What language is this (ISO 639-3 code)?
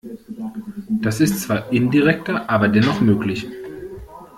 deu